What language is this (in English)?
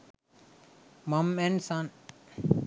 Sinhala